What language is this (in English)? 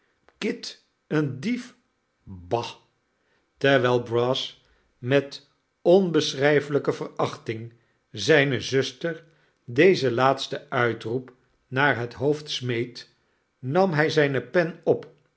Dutch